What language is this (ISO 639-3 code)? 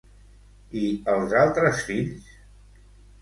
cat